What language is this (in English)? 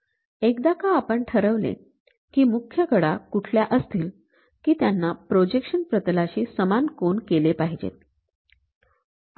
Marathi